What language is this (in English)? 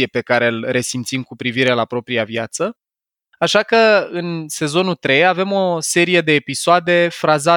Romanian